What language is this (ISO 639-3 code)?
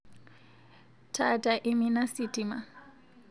mas